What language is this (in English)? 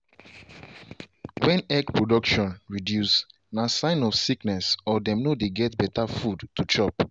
Nigerian Pidgin